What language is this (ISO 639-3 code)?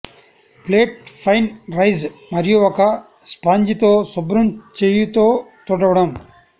tel